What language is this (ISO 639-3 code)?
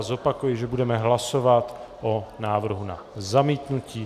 ces